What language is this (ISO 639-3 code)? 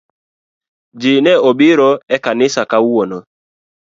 luo